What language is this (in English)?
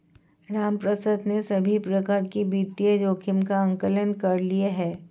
Hindi